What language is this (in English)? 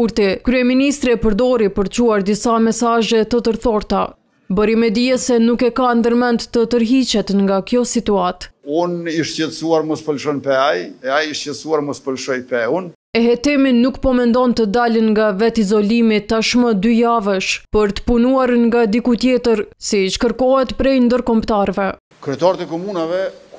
Romanian